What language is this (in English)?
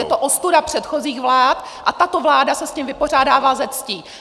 Czech